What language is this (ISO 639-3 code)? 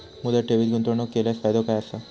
mar